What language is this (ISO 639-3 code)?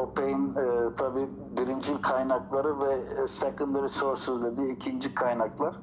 tur